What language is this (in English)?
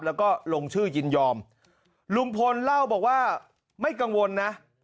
Thai